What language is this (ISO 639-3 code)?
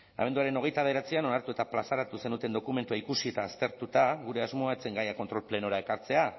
eus